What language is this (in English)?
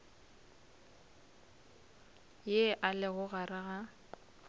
Northern Sotho